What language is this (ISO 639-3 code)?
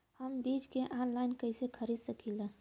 bho